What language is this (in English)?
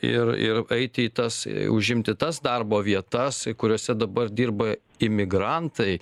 Lithuanian